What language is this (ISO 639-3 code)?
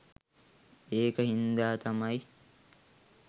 sin